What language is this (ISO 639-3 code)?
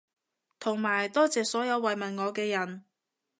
yue